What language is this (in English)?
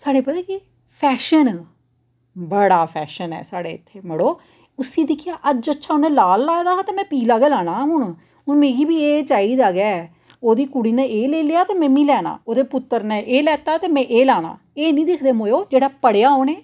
Dogri